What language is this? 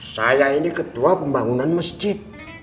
Indonesian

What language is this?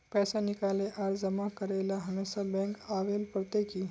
Magahi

